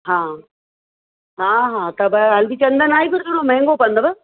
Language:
Sindhi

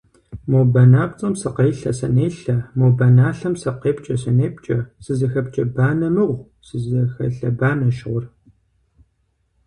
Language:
Kabardian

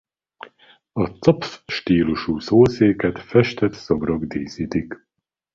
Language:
Hungarian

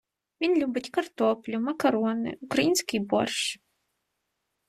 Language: Ukrainian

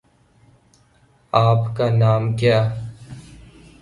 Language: Urdu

